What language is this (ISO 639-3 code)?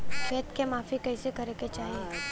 bho